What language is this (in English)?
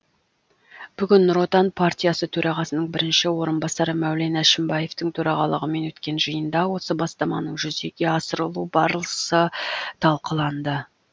Kazakh